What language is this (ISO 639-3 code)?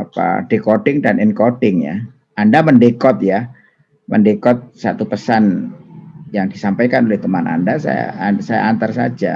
ind